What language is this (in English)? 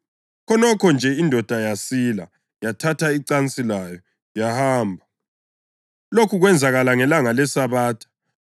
North Ndebele